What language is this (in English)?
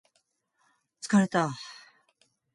Japanese